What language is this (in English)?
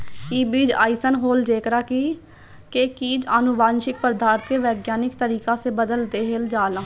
Bhojpuri